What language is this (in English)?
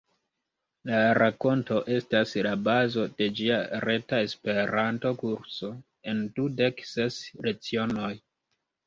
Esperanto